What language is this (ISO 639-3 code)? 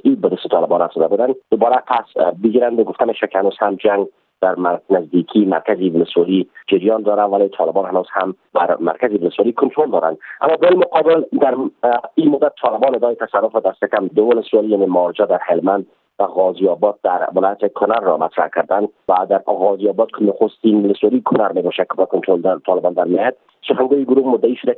fas